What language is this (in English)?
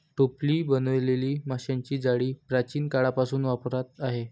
Marathi